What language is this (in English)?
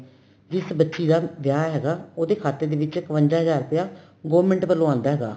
Punjabi